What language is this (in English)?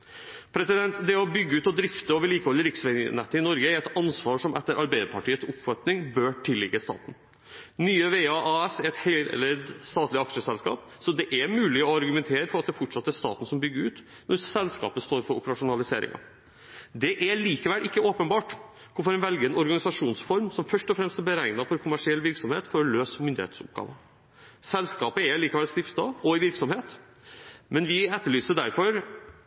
Norwegian Bokmål